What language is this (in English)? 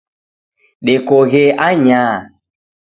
Taita